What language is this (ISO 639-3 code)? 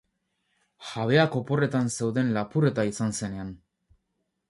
eus